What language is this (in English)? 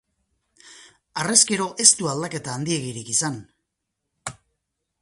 Basque